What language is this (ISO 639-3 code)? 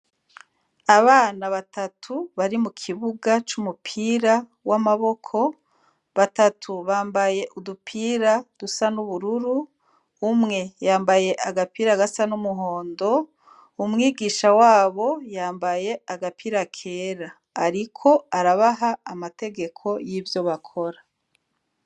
run